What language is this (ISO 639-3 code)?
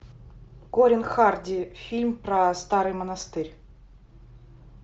rus